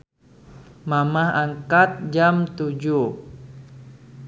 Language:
Sundanese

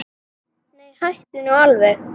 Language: Icelandic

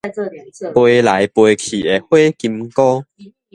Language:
Min Nan Chinese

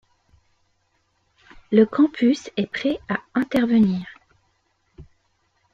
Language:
French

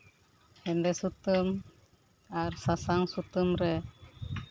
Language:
Santali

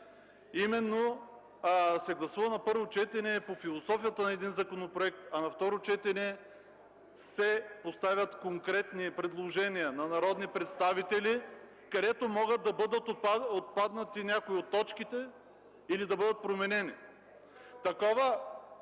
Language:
Bulgarian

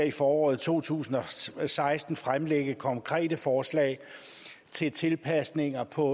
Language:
Danish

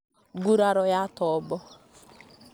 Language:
Kikuyu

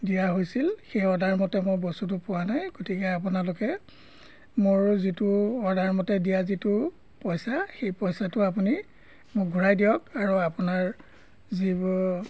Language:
Assamese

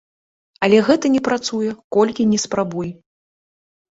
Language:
Belarusian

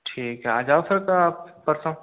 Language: Hindi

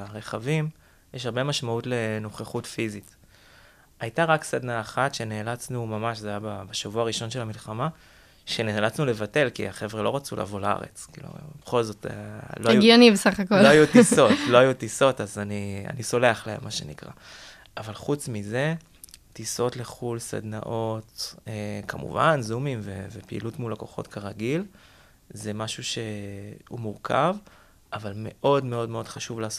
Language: Hebrew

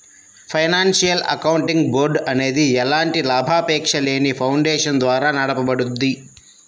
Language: Telugu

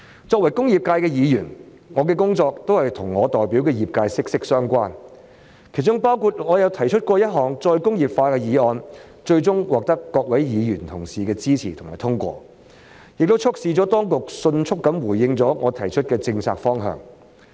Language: Cantonese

